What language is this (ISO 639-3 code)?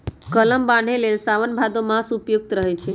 mag